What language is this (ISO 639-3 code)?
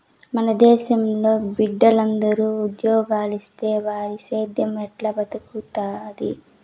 tel